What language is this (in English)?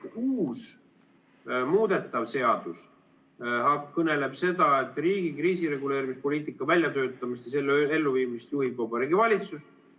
Estonian